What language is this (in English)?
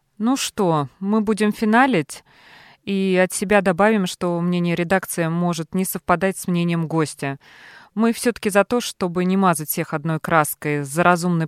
Russian